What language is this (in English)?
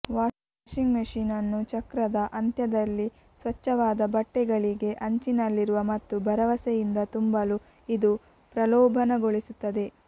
Kannada